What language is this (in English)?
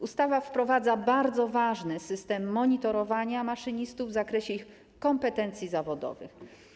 Polish